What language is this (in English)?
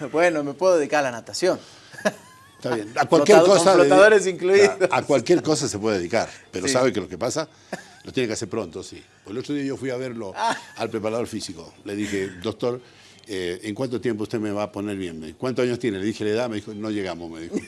Spanish